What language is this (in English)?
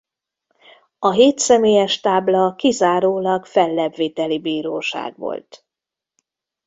Hungarian